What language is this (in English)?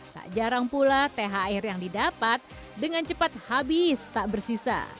Indonesian